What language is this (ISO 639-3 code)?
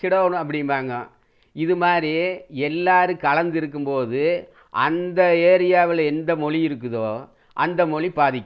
tam